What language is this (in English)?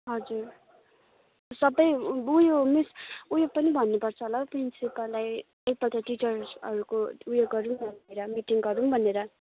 Nepali